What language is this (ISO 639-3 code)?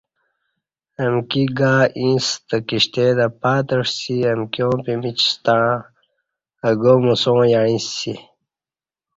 bsh